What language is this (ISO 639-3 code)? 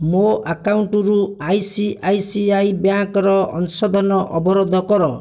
ori